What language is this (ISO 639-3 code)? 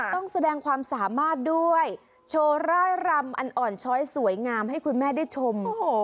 tha